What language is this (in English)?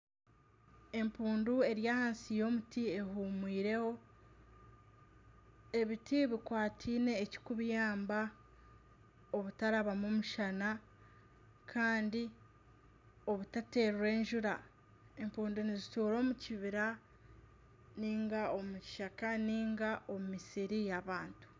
Nyankole